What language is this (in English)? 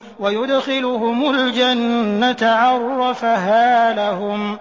Arabic